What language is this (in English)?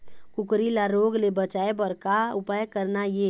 Chhattisgarhi